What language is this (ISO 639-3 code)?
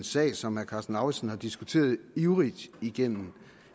dan